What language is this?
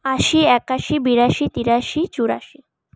Bangla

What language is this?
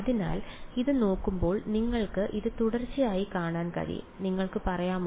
Malayalam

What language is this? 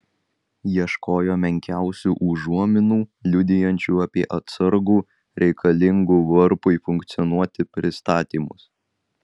Lithuanian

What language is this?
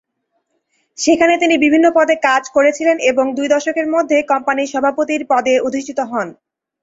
Bangla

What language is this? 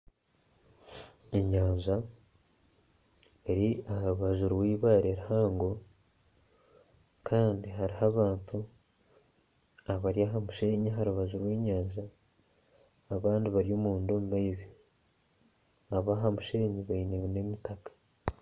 Nyankole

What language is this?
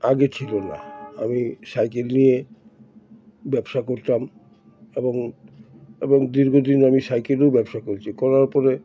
Bangla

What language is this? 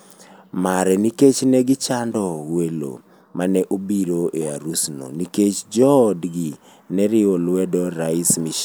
Luo (Kenya and Tanzania)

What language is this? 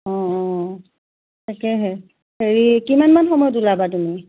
Assamese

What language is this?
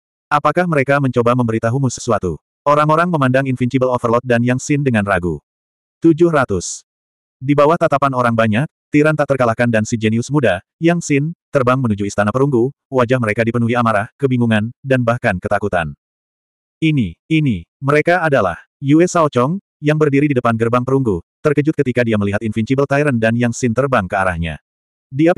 Indonesian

